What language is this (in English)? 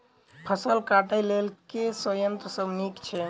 Maithili